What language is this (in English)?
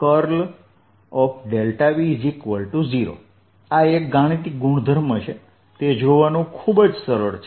Gujarati